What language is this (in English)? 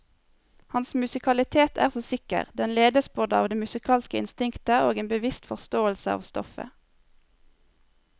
Norwegian